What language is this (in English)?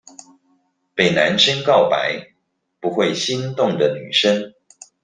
Chinese